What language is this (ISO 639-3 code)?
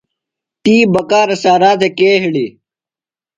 phl